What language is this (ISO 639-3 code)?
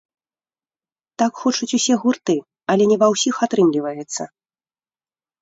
bel